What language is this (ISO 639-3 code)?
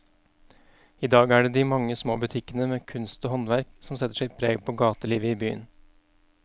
nor